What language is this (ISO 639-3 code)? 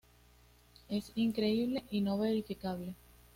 spa